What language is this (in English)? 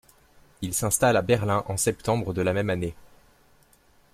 French